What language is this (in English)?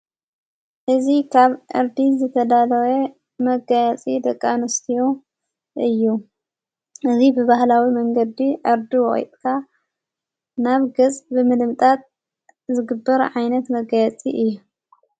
Tigrinya